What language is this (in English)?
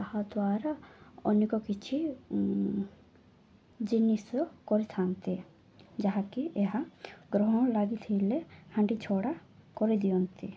Odia